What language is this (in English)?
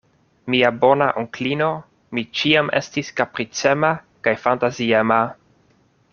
Esperanto